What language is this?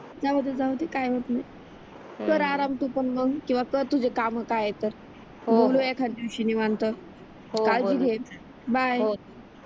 Marathi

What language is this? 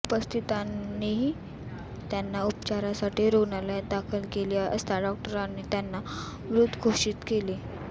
Marathi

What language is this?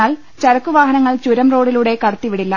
Malayalam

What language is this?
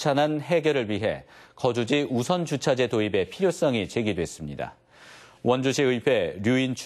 Korean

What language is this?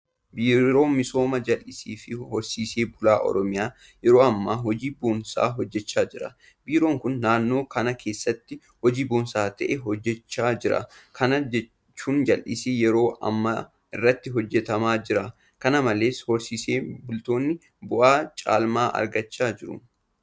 Oromo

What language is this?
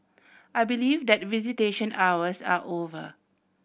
English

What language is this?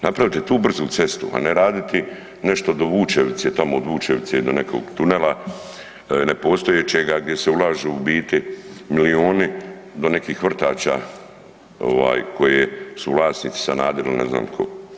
Croatian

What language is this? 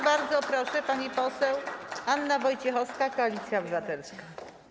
Polish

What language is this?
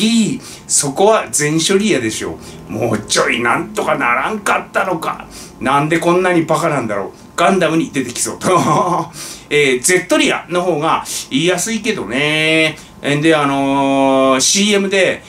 Japanese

